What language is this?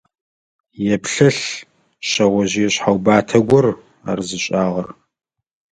Adyghe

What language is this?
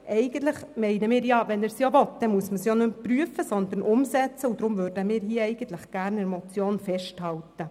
Swiss German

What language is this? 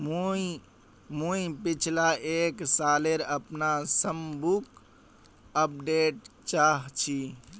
Magahi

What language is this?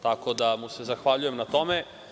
Serbian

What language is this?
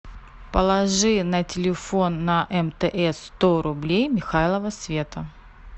Russian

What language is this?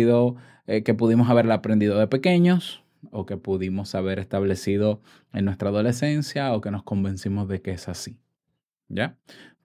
Spanish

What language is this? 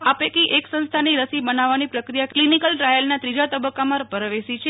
Gujarati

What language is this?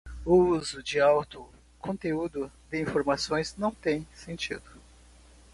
Portuguese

